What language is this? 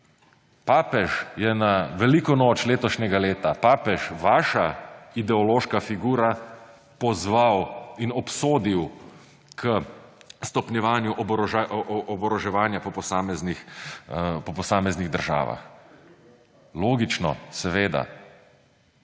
Slovenian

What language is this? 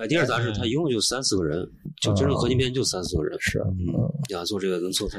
Chinese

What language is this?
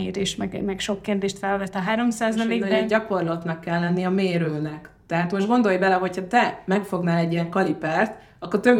Hungarian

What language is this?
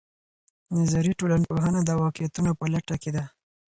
Pashto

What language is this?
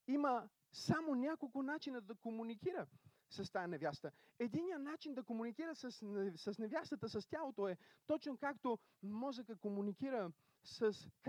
Bulgarian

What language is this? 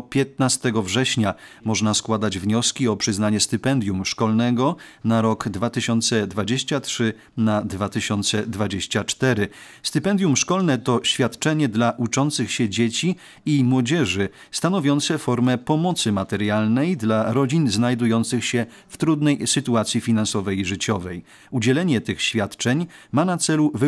Polish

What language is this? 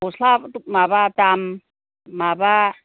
Bodo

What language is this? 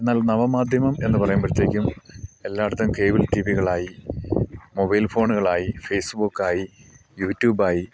Malayalam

